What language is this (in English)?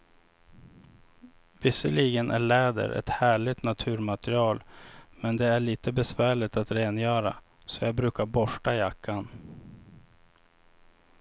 Swedish